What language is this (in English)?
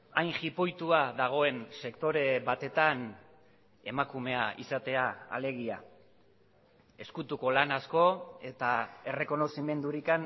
Basque